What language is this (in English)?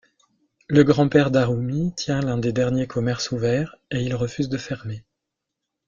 French